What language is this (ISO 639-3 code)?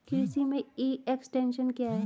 hin